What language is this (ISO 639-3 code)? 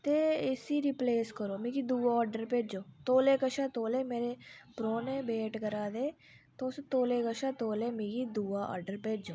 doi